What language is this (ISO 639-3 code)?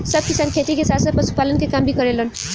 bho